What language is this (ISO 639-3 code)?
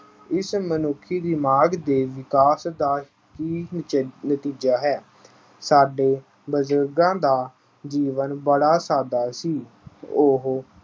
pan